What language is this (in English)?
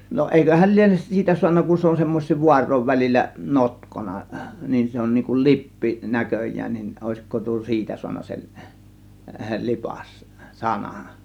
Finnish